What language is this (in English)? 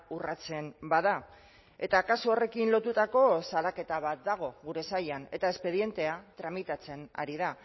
Basque